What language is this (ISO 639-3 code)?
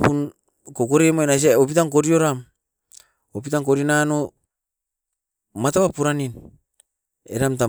eiv